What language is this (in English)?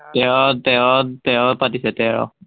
Assamese